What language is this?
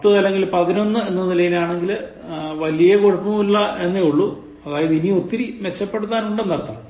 Malayalam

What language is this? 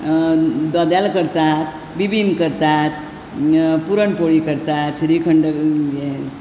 Konkani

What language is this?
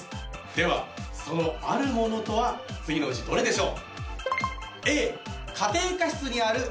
Japanese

